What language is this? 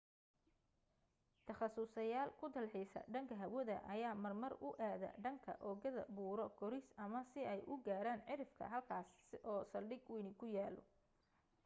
Somali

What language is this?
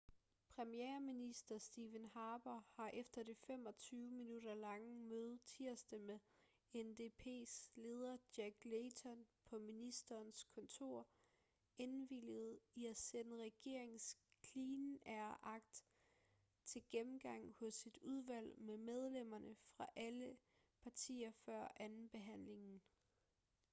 Danish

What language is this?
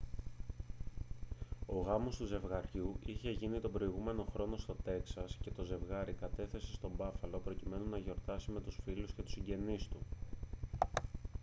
Greek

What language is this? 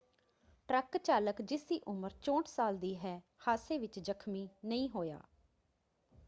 Punjabi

